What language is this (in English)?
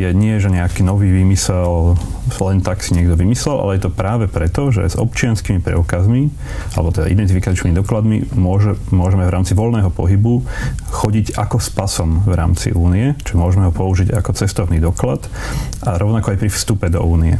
Slovak